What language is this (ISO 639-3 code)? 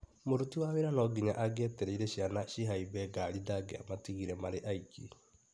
kik